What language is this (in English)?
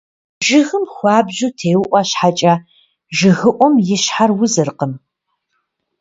Kabardian